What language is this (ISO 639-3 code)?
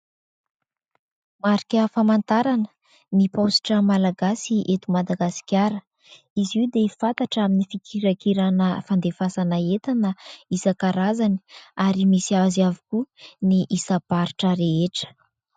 mlg